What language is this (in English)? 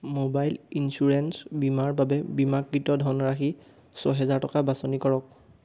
Assamese